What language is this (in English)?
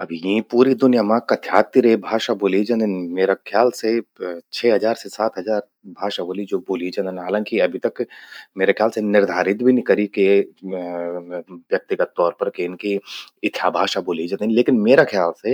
Garhwali